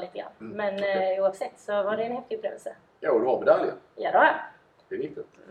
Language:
Swedish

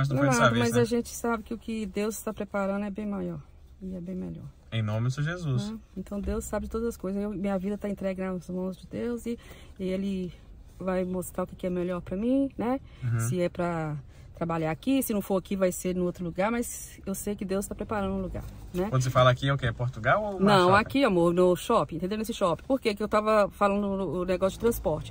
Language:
Portuguese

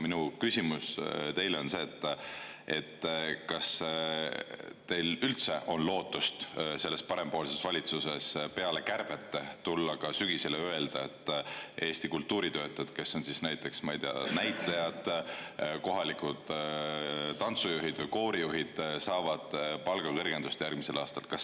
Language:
Estonian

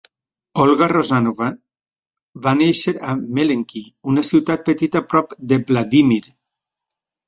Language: Catalan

